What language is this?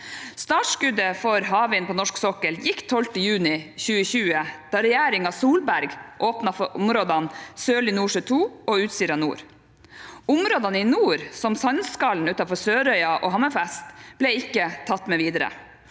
Norwegian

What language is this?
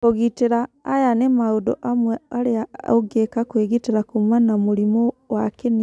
Kikuyu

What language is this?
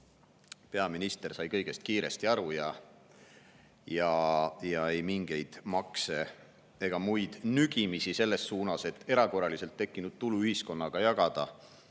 Estonian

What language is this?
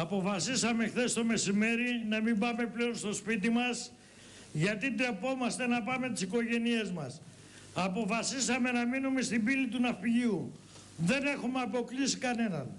Greek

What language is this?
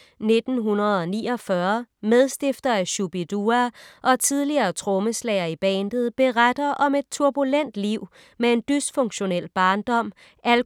Danish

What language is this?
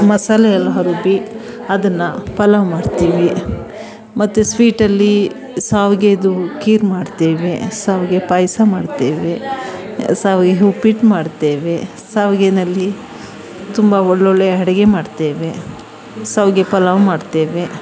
Kannada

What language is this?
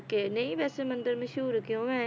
Punjabi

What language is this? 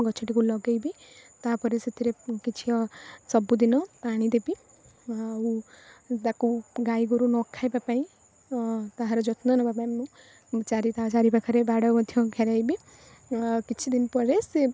Odia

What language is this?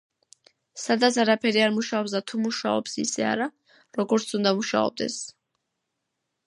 Georgian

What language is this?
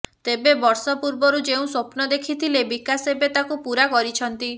Odia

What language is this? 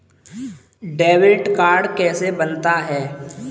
Hindi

